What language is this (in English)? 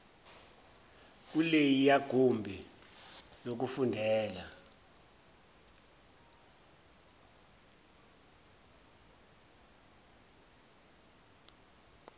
Zulu